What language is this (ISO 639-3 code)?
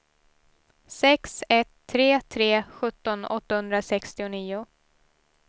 swe